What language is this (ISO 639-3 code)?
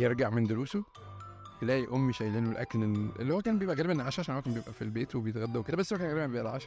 ara